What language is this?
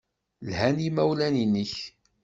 Kabyle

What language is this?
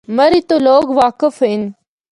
Northern Hindko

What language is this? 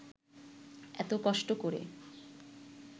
Bangla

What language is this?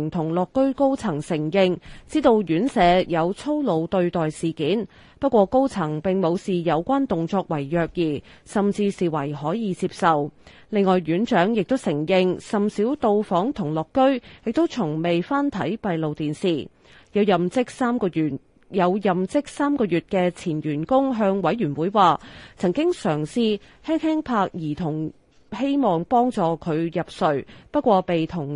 Chinese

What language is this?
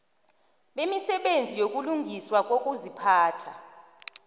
South Ndebele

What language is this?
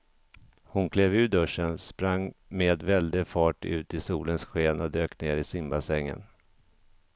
Swedish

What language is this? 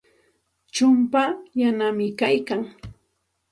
Santa Ana de Tusi Pasco Quechua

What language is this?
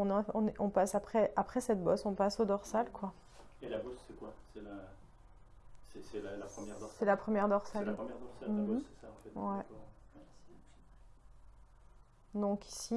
French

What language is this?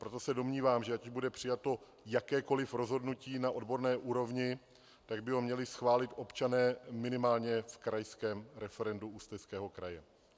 Czech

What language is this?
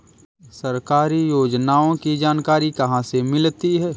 Hindi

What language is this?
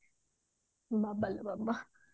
Odia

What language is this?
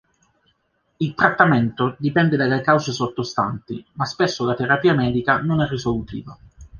Italian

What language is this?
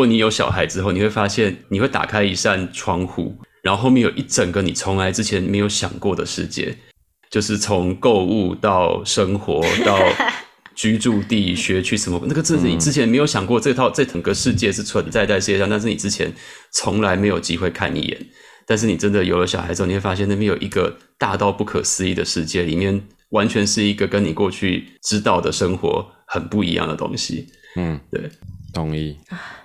Chinese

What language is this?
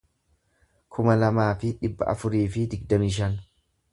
Oromo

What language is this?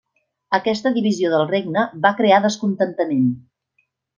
Catalan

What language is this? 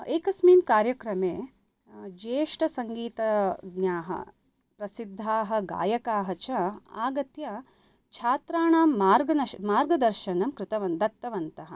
Sanskrit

